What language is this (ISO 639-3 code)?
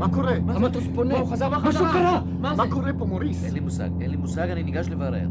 heb